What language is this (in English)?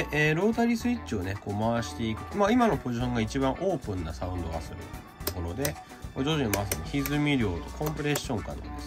Japanese